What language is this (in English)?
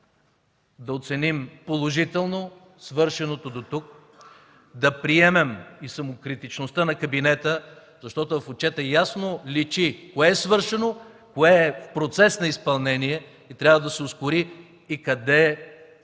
Bulgarian